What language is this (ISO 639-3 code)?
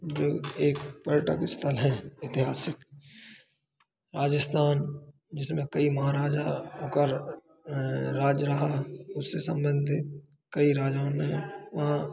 hin